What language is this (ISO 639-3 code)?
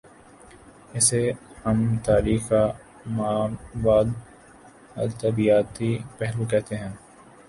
urd